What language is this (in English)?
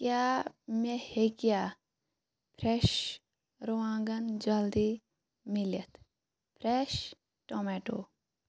Kashmiri